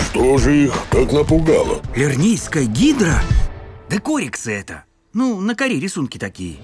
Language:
Russian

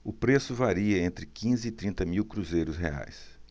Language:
Portuguese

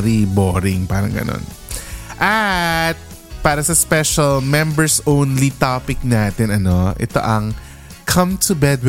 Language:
Filipino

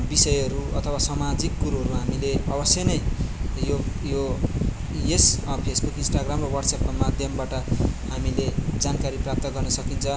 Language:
Nepali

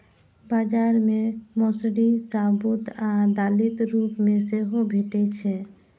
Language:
Maithili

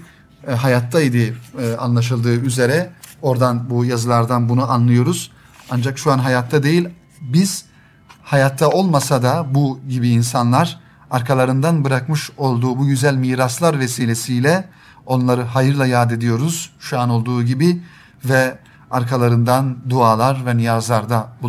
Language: Turkish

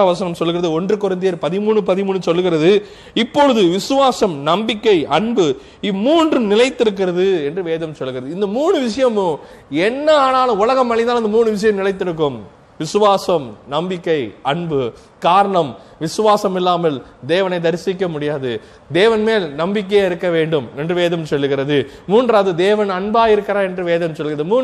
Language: Tamil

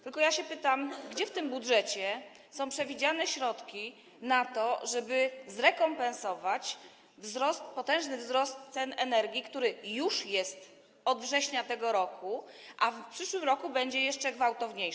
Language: Polish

